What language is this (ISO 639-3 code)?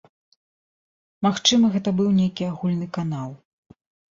bel